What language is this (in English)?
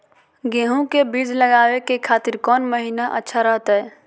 Magahi